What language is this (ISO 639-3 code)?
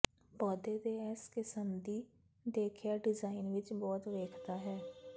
pan